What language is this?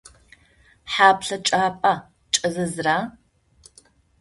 Adyghe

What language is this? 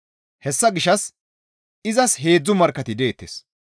Gamo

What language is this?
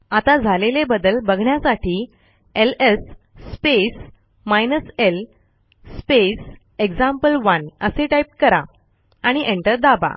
Marathi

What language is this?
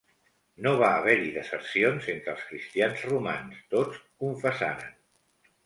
Catalan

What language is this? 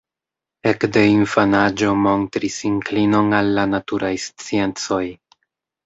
Esperanto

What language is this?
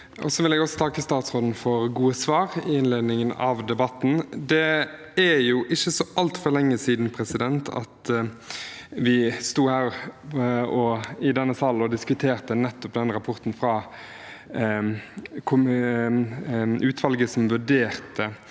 Norwegian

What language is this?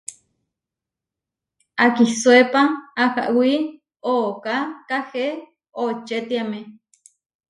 Huarijio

